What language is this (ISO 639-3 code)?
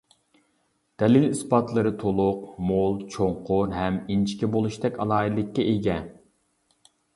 uig